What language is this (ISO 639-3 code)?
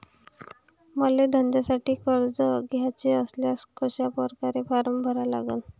mar